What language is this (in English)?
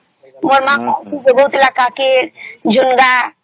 Odia